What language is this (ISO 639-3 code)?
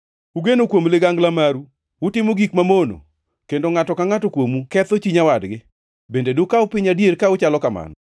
luo